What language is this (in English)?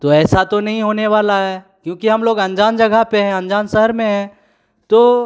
Hindi